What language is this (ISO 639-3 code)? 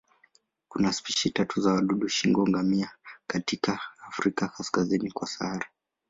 swa